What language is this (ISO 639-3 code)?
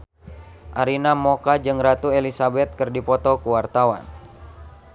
sun